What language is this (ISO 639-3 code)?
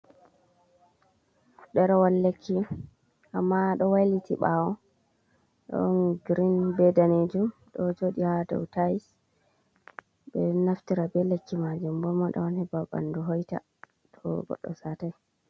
ful